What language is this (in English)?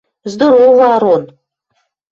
Western Mari